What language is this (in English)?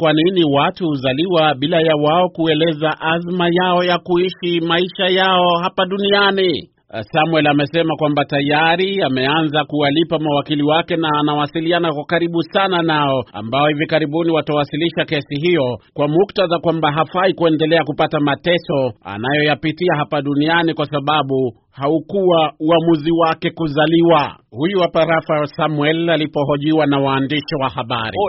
Swahili